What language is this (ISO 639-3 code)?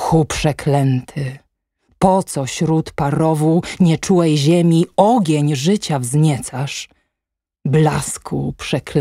pol